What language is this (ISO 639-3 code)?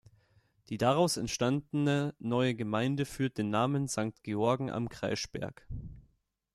deu